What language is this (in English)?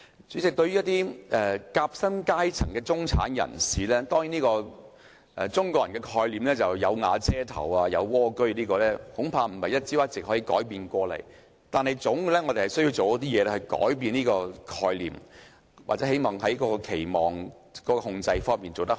Cantonese